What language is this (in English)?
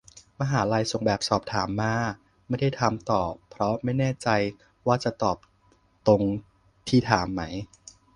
Thai